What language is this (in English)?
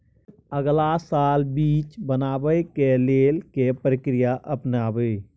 Maithili